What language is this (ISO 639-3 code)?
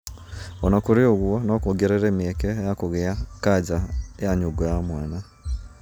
kik